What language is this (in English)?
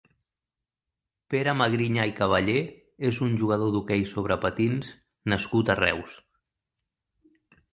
Catalan